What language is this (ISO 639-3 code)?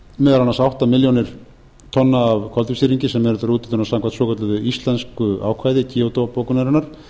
isl